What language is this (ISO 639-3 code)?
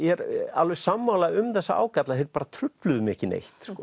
isl